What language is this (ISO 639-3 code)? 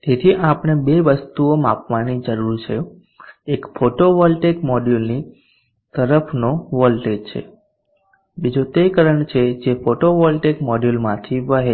guj